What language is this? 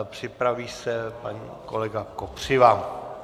Czech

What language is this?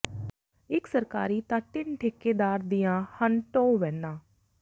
Punjabi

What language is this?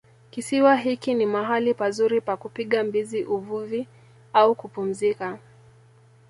Swahili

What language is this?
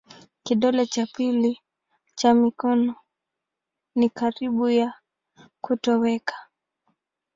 Swahili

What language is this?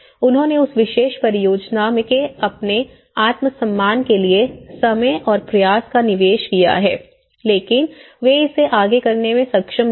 Hindi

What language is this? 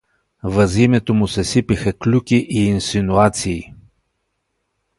Bulgarian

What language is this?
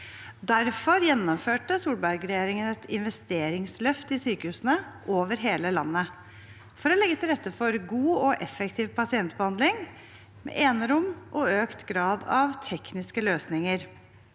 Norwegian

